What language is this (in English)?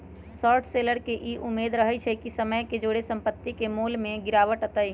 Magahi